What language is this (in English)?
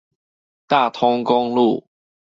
Chinese